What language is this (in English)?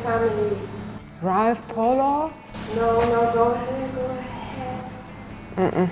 German